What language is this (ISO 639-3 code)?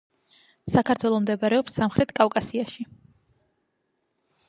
kat